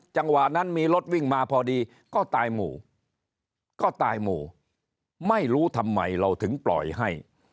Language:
Thai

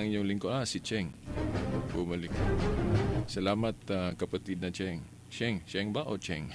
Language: Filipino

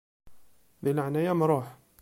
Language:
Kabyle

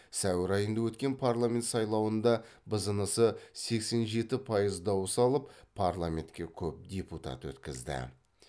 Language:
Kazakh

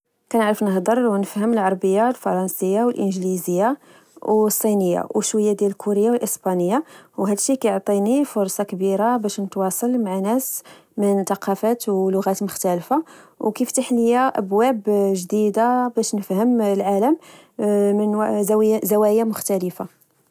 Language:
Moroccan Arabic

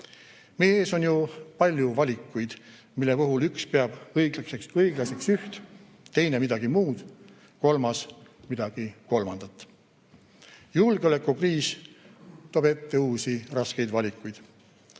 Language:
Estonian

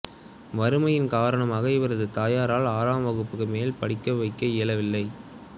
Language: Tamil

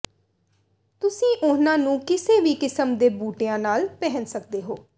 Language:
Punjabi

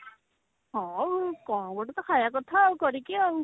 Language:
Odia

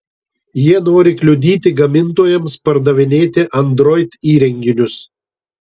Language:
Lithuanian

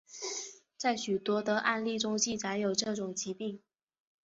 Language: Chinese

